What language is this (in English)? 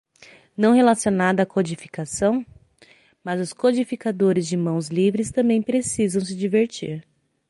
Portuguese